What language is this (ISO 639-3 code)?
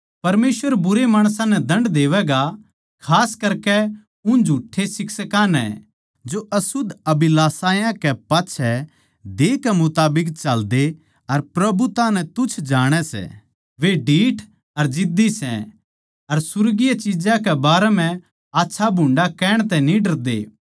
bgc